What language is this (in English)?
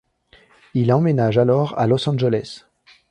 French